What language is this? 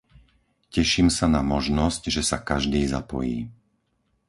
Slovak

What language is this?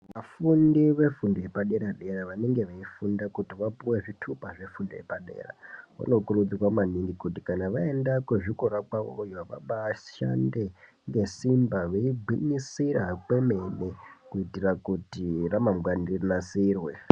Ndau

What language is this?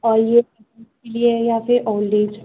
Urdu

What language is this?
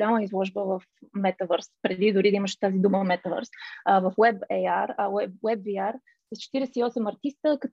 Bulgarian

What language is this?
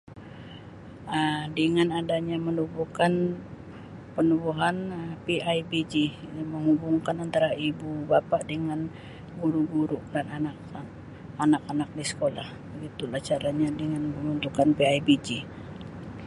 Sabah Malay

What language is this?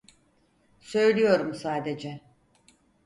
Turkish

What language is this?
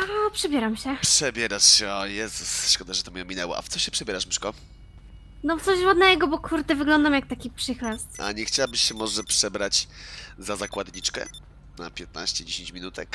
Polish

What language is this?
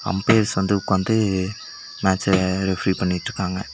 Tamil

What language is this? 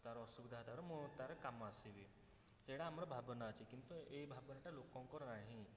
Odia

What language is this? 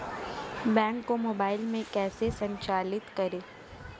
Hindi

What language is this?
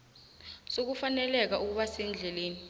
South Ndebele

